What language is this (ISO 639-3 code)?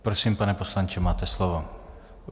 ces